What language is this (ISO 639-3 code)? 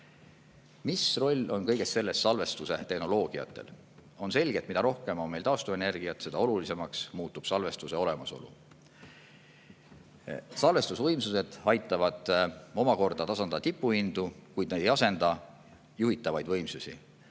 est